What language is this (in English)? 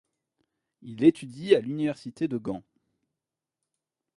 French